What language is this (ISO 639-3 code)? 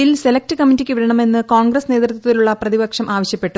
mal